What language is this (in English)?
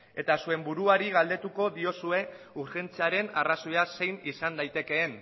Basque